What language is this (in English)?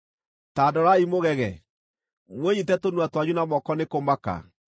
Kikuyu